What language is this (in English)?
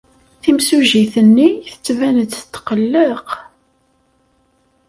Kabyle